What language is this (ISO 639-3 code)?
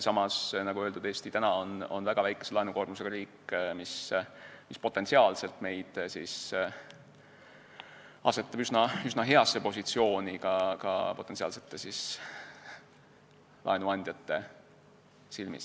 est